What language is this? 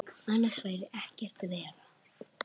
Icelandic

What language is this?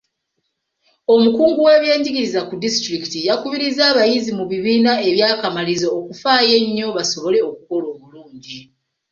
Ganda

